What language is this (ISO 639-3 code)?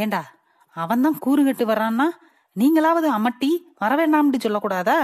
tam